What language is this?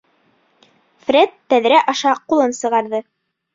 Bashkir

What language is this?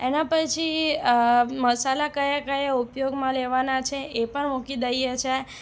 Gujarati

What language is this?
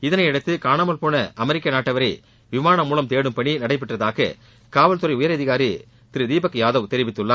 Tamil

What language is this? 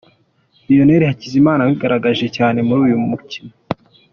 Kinyarwanda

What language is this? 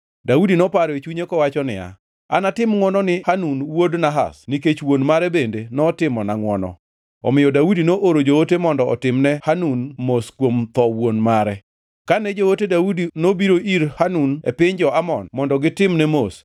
Luo (Kenya and Tanzania)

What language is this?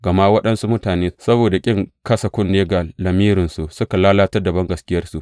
Hausa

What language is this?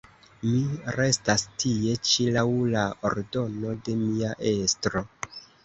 Esperanto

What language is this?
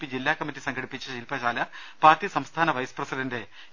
Malayalam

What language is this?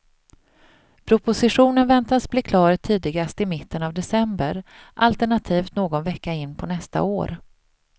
Swedish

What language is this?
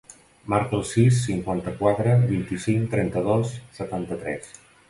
Catalan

